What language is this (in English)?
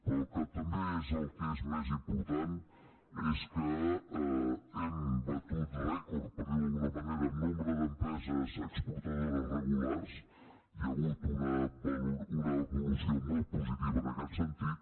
Catalan